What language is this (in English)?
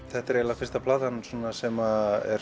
Icelandic